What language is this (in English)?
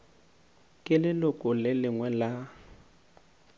Northern Sotho